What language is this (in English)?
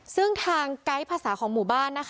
Thai